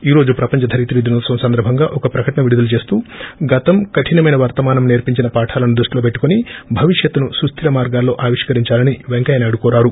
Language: Telugu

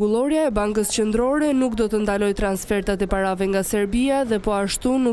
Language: Romanian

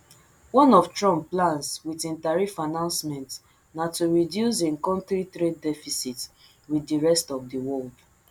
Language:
Nigerian Pidgin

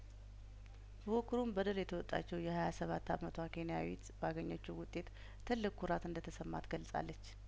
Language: Amharic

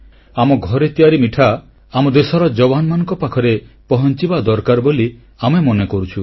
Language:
Odia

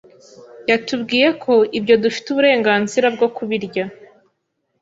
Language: Kinyarwanda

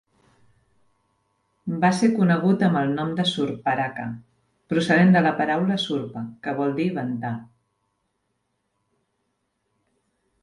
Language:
Catalan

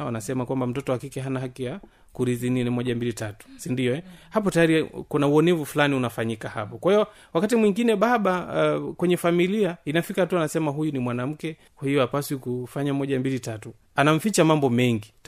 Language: Swahili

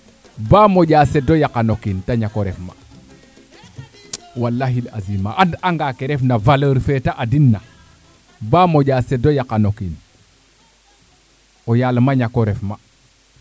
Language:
Serer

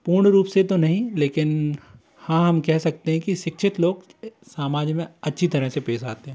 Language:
Hindi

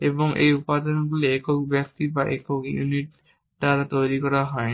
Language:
Bangla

